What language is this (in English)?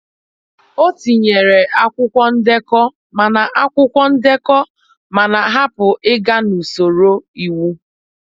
Igbo